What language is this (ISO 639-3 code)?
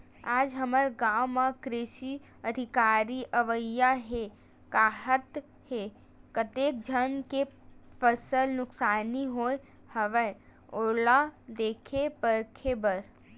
hne